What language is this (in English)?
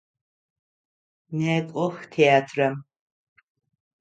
Adyghe